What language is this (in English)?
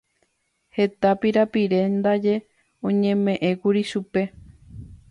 Guarani